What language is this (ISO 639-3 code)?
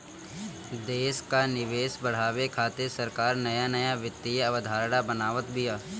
bho